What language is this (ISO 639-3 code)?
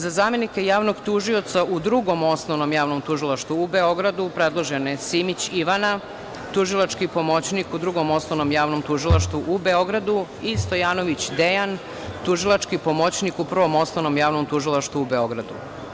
srp